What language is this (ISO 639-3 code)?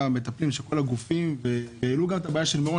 heb